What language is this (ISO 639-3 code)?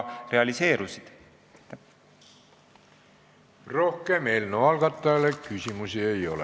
est